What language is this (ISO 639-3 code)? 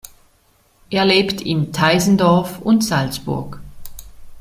deu